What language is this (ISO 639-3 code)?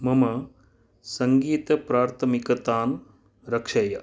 san